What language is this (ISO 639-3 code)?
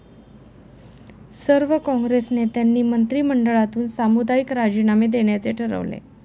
mar